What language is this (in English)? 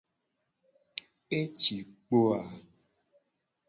Gen